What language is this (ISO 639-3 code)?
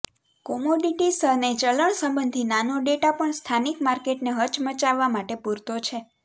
guj